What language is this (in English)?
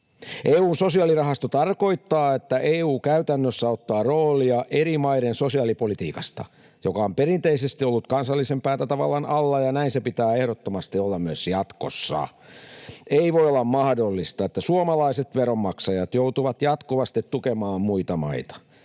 Finnish